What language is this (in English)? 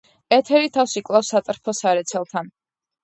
Georgian